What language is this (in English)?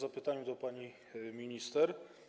Polish